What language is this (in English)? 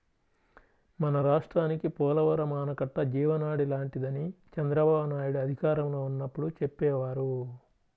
Telugu